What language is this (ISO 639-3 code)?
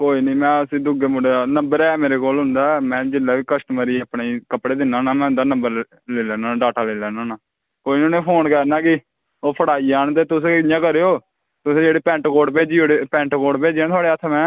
doi